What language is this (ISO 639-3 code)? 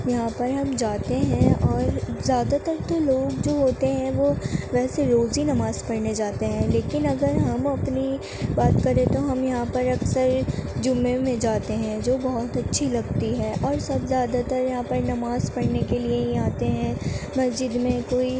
urd